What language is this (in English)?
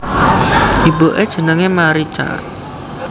Javanese